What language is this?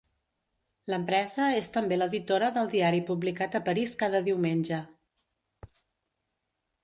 Catalan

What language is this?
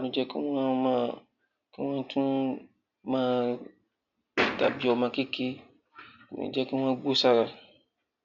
Yoruba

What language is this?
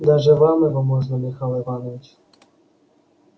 Russian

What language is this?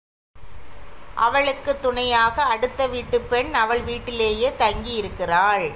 Tamil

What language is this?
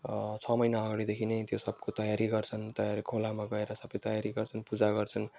Nepali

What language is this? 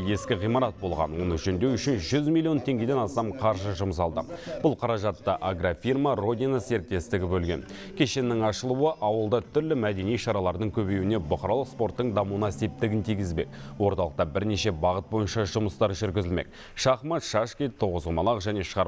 Russian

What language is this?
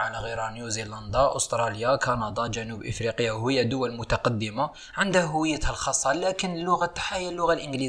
Arabic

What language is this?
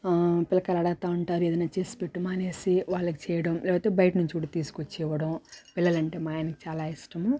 Telugu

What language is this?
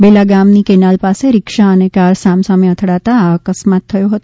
Gujarati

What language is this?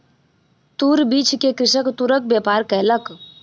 Maithili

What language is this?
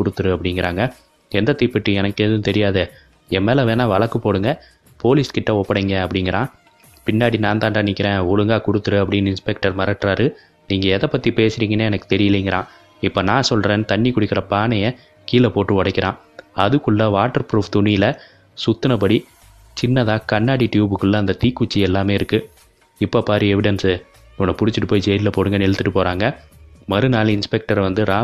Tamil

